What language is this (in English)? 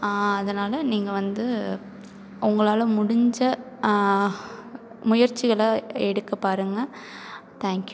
Tamil